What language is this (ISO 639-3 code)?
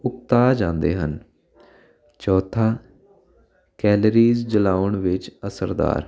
pan